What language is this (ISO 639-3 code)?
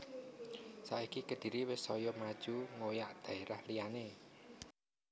jav